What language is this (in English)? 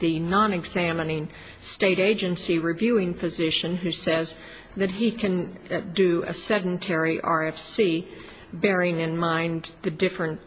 English